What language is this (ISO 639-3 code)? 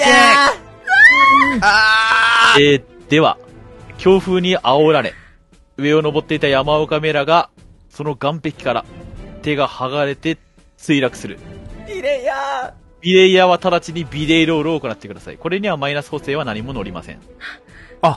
jpn